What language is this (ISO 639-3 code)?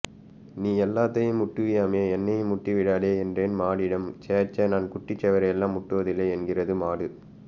tam